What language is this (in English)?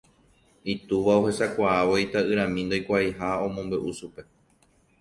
Guarani